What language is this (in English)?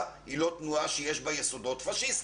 Hebrew